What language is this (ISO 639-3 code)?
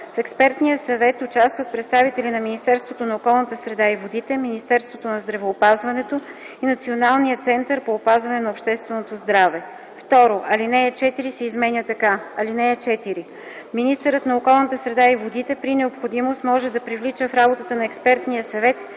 bul